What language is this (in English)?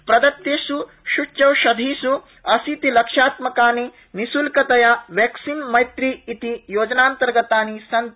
Sanskrit